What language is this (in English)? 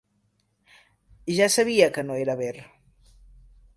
Catalan